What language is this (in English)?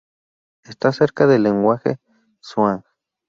Spanish